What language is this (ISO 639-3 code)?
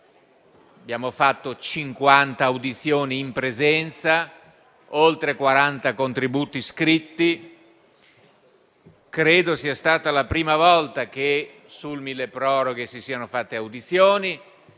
ita